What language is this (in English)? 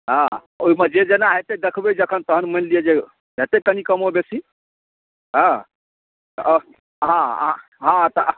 Maithili